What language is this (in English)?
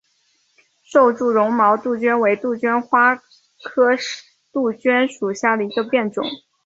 Chinese